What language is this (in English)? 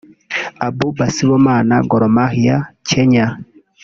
Kinyarwanda